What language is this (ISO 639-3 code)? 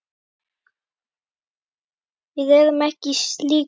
isl